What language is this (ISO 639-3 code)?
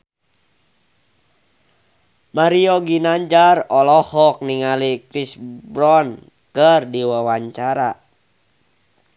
sun